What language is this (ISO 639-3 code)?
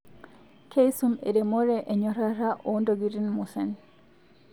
mas